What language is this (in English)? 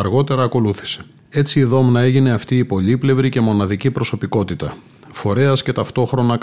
Greek